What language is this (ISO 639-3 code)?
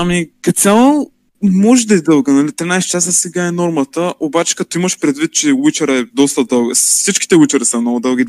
bul